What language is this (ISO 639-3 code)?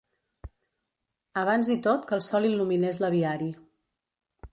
cat